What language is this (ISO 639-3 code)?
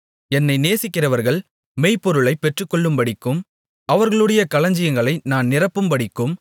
tam